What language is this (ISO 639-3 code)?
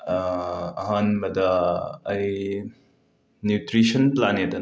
mni